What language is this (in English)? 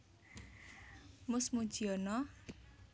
Javanese